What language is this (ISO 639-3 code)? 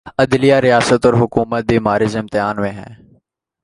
urd